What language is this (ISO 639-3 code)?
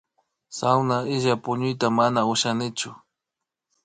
qvi